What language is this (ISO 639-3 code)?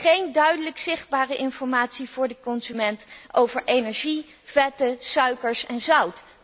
nld